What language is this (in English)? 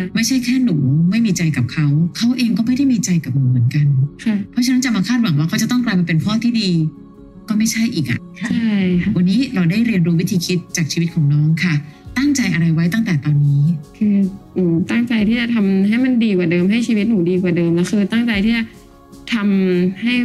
Thai